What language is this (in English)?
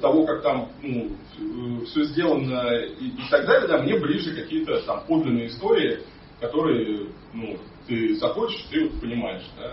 Russian